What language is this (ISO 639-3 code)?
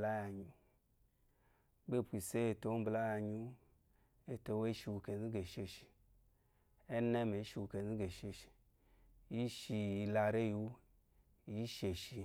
afo